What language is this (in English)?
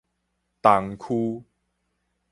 Min Nan Chinese